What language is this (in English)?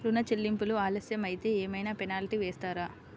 Telugu